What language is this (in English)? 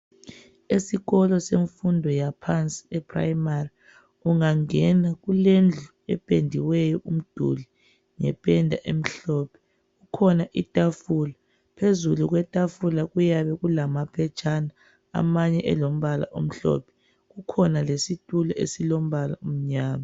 North Ndebele